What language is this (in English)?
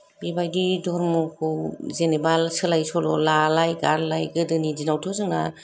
Bodo